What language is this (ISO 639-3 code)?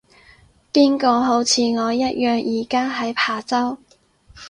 yue